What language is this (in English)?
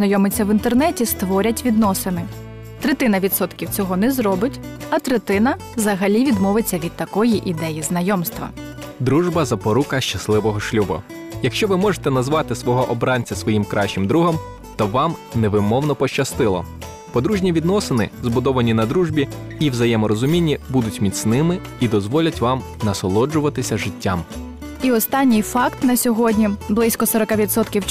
Ukrainian